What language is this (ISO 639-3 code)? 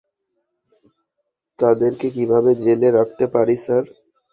ben